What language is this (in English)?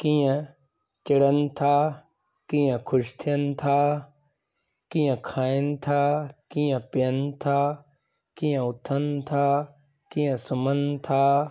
Sindhi